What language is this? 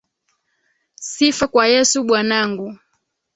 Swahili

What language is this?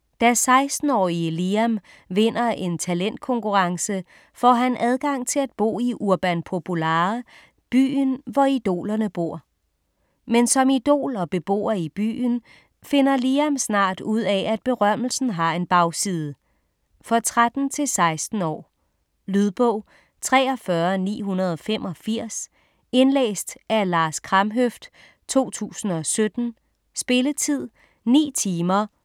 Danish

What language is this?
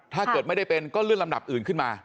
Thai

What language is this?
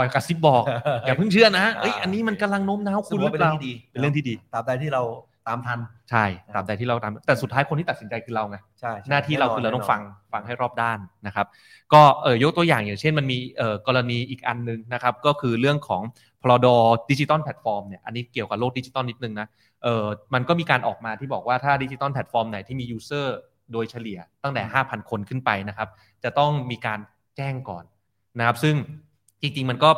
Thai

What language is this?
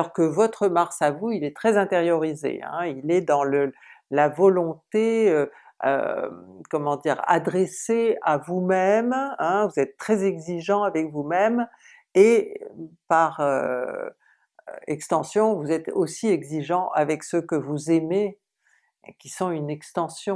French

